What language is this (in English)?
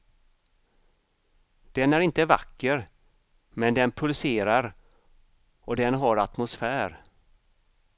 Swedish